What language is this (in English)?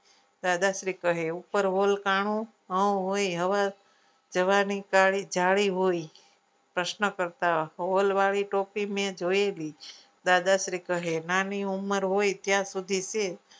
Gujarati